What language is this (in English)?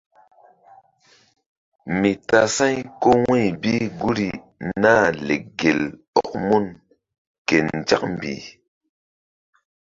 Mbum